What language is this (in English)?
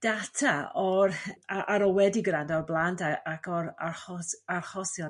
Welsh